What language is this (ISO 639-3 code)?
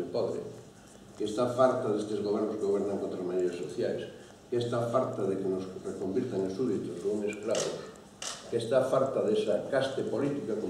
ell